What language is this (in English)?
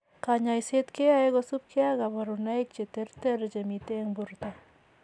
Kalenjin